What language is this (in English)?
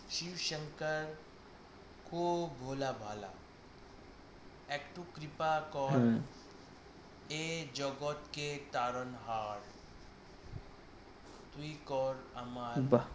Bangla